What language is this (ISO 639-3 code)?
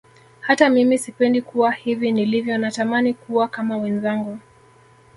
swa